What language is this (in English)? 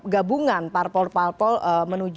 Indonesian